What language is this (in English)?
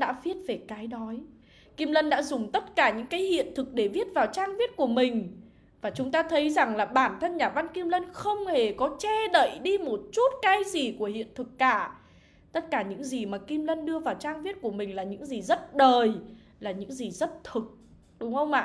Vietnamese